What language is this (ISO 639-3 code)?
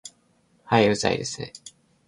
jpn